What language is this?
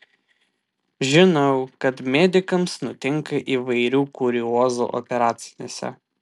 Lithuanian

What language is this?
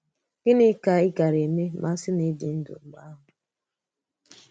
Igbo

